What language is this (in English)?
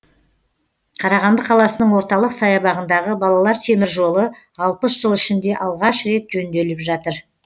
Kazakh